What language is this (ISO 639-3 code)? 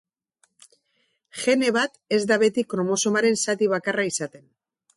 eus